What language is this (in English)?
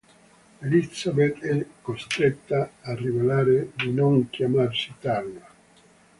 Italian